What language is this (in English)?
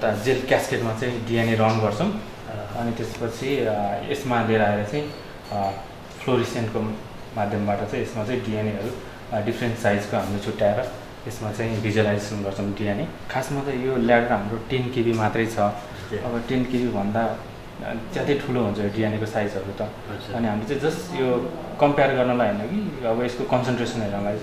Indonesian